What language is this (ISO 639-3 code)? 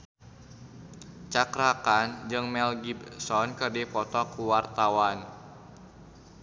sun